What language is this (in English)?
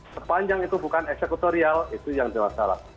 Indonesian